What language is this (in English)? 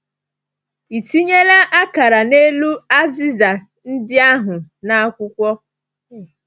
Igbo